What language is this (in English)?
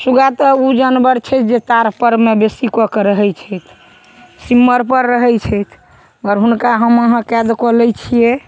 Maithili